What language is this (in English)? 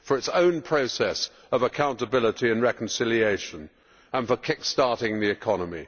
English